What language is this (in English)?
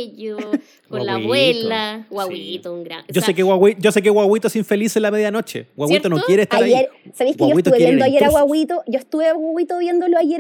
Spanish